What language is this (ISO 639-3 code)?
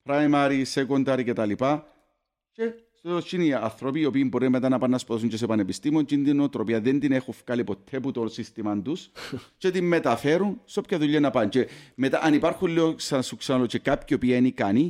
ell